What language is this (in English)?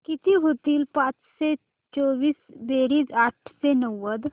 Marathi